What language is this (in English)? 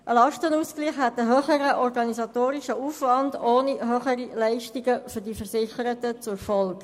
Swiss German